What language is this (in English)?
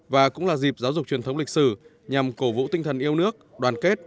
Vietnamese